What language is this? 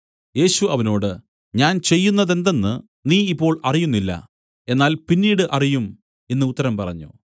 Malayalam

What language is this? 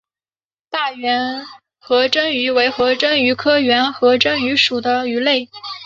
Chinese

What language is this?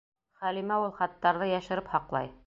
Bashkir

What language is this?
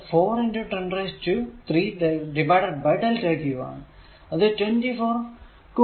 Malayalam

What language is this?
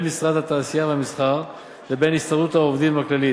Hebrew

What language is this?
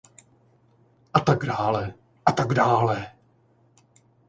Czech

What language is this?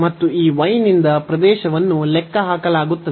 Kannada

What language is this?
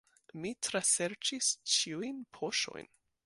Esperanto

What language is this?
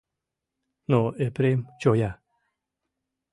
Mari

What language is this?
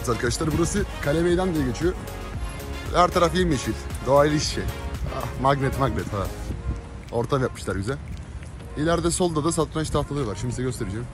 Turkish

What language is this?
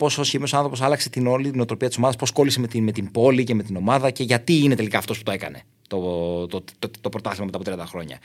Greek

